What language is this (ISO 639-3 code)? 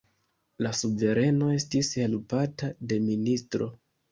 epo